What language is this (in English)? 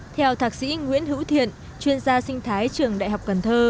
Vietnamese